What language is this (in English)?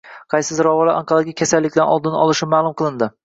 Uzbek